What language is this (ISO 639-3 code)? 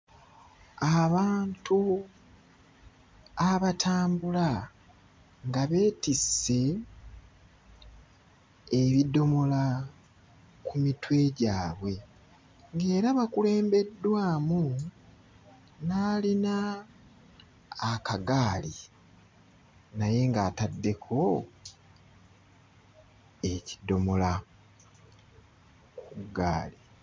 lug